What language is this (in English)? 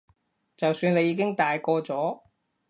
Cantonese